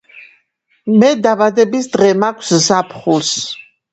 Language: Georgian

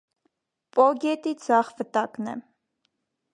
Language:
Armenian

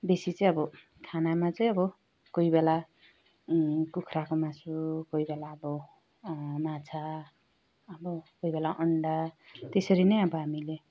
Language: Nepali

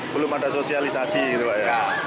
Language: Indonesian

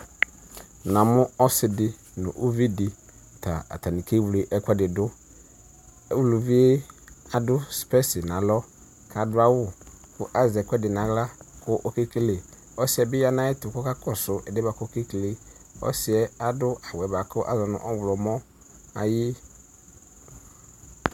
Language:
Ikposo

